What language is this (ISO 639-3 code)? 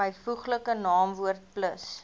afr